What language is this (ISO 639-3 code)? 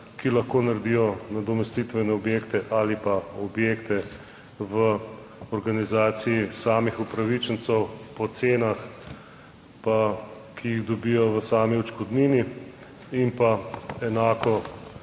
slv